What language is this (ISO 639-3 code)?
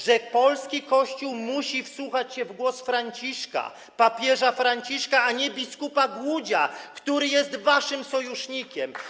pol